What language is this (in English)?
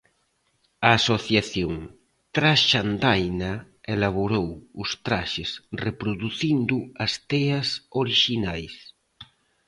Galician